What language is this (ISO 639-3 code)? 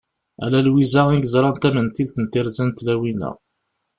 kab